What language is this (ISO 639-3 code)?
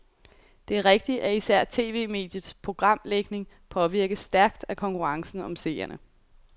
dan